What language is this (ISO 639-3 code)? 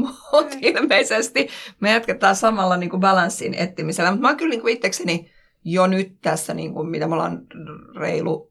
fin